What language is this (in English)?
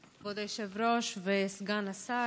Hebrew